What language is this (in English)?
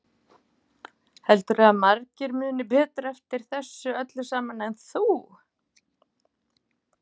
Icelandic